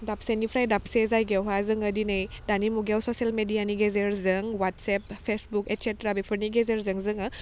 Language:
Bodo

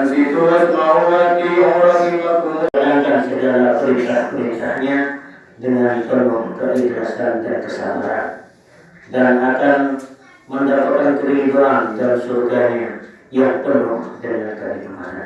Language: Indonesian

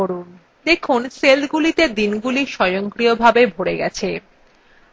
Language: Bangla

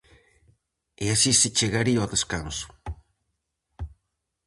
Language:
Galician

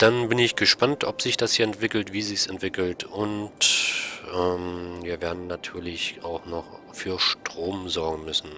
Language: German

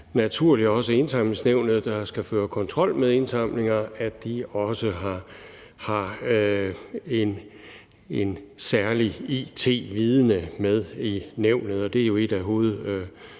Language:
Danish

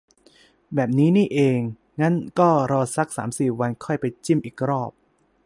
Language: Thai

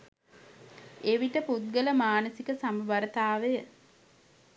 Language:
Sinhala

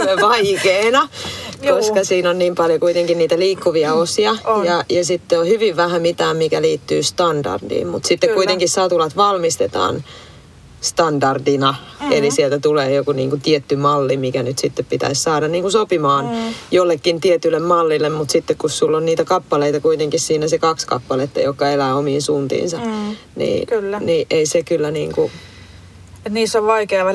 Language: Finnish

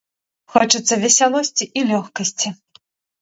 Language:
Belarusian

